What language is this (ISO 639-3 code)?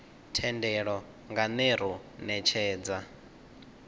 ven